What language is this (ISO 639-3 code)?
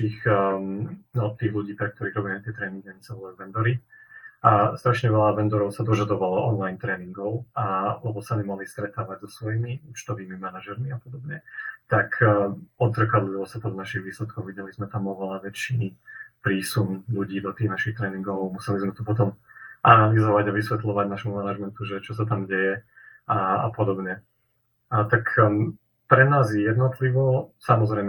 slk